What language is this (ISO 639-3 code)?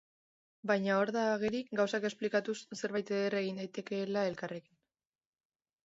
eus